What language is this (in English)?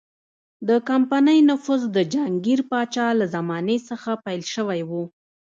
Pashto